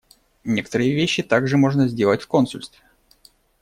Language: Russian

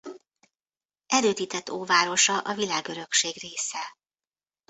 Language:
Hungarian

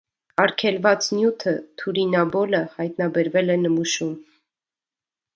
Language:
Armenian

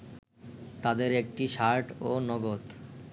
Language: Bangla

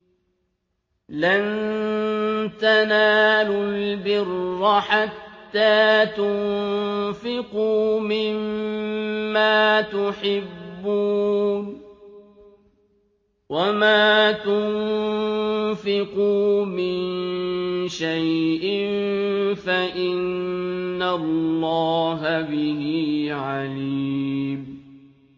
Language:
Arabic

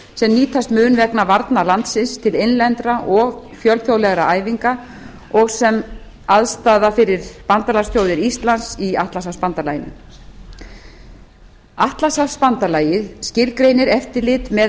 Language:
Icelandic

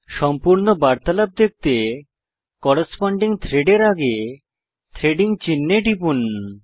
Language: Bangla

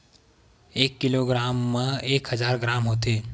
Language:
Chhattisgarhi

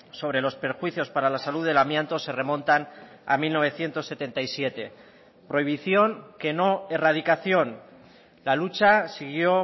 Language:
Spanish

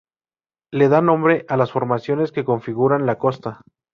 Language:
Spanish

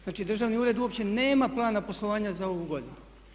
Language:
Croatian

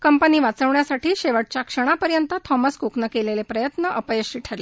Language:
Marathi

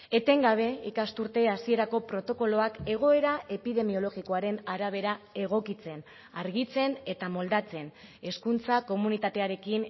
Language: Basque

